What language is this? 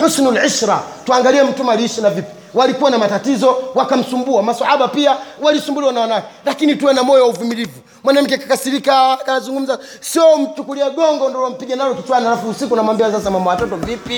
Swahili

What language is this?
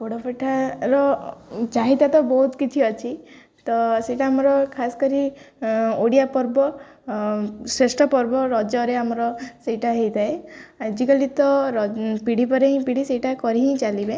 Odia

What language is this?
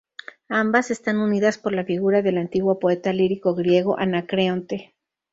Spanish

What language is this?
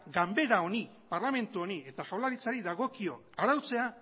Basque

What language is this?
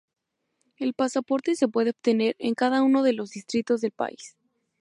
Spanish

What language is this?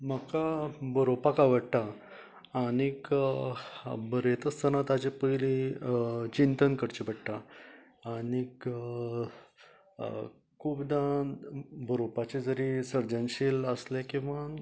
Konkani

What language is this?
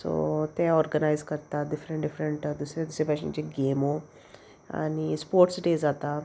Konkani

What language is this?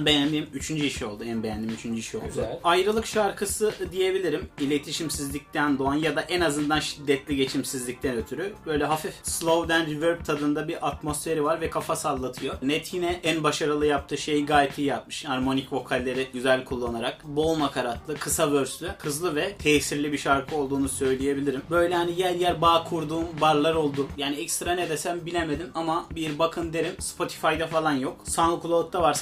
Turkish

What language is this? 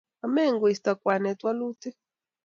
Kalenjin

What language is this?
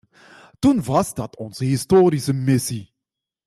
Dutch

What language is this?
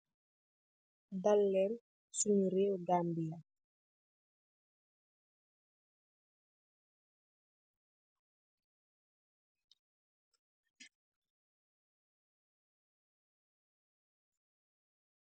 Wolof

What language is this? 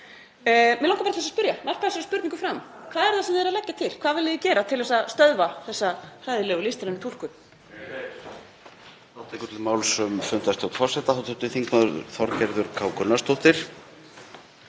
Icelandic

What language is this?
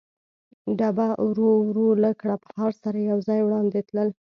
Pashto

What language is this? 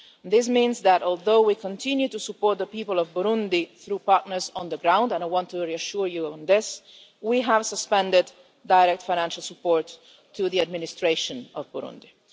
English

